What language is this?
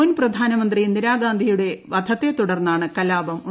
Malayalam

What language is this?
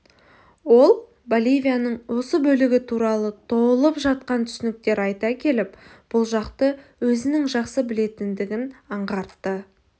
Kazakh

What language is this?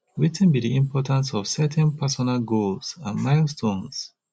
Nigerian Pidgin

